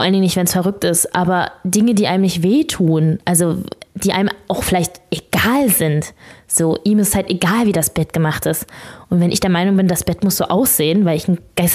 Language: German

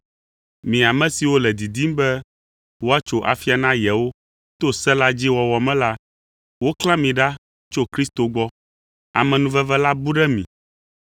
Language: Ewe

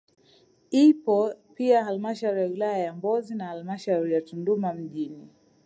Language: Swahili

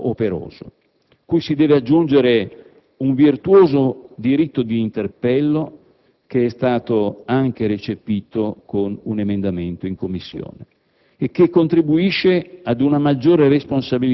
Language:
Italian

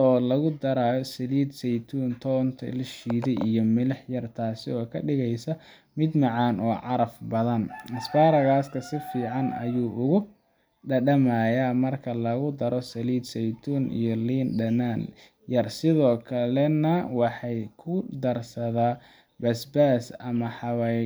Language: Somali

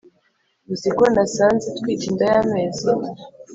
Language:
Kinyarwanda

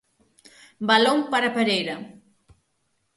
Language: Galician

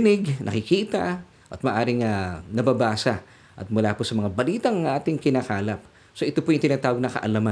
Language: Filipino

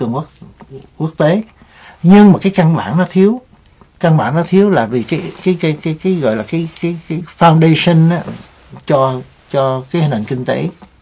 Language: Vietnamese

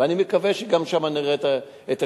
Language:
Hebrew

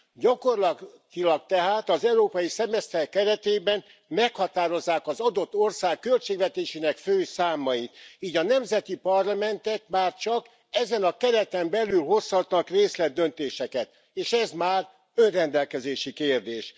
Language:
Hungarian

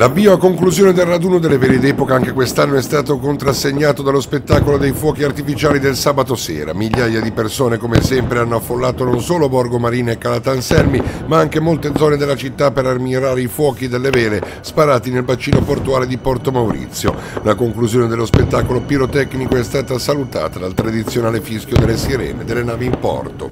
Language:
Italian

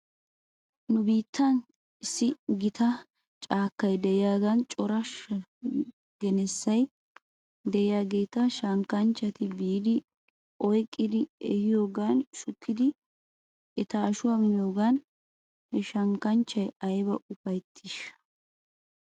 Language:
Wolaytta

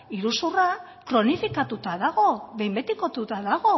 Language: Basque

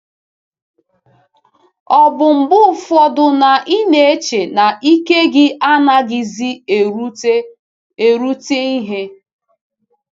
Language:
Igbo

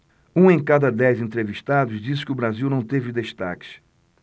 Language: Portuguese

